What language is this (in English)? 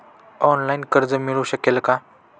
Marathi